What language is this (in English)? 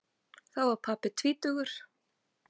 Icelandic